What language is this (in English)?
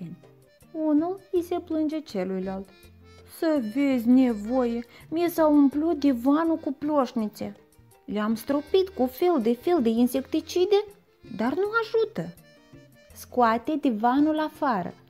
Romanian